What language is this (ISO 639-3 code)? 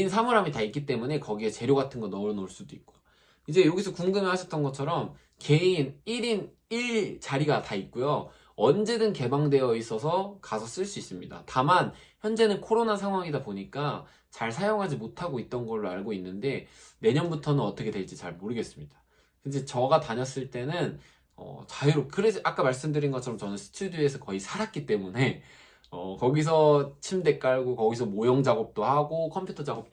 kor